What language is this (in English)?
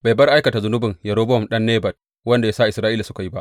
Hausa